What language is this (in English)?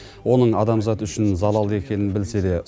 Kazakh